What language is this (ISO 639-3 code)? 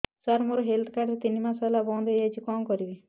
ori